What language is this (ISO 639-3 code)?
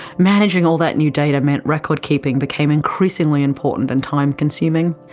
eng